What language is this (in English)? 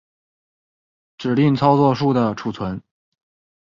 Chinese